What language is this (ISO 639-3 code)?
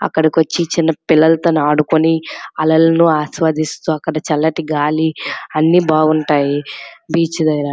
tel